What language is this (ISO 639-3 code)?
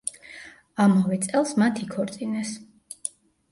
kat